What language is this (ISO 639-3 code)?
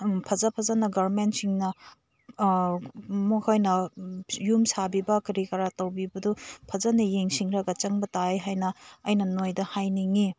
mni